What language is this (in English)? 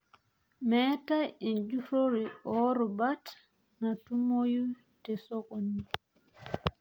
Masai